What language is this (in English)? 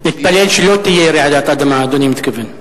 Hebrew